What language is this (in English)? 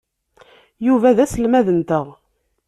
Kabyle